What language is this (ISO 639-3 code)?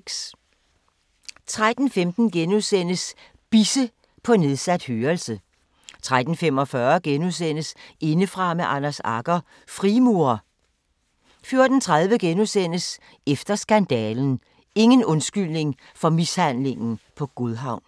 dan